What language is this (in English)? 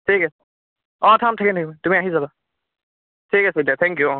Assamese